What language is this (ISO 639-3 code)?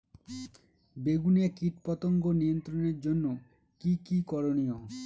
ben